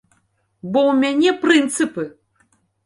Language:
Belarusian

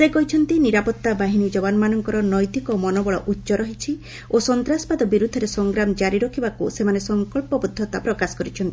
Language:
Odia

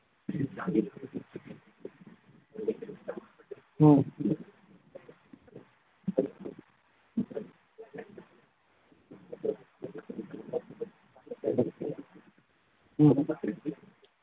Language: Manipuri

